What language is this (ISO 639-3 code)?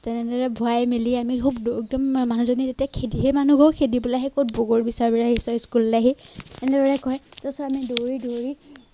asm